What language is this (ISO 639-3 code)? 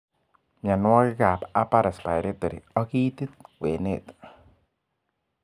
kln